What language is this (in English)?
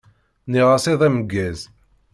Kabyle